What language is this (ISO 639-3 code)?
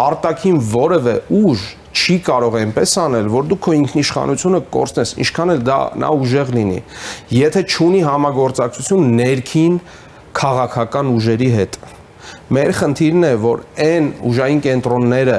ron